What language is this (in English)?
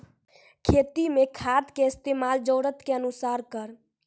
Maithili